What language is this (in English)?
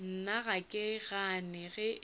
Northern Sotho